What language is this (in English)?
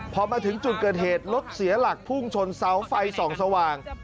Thai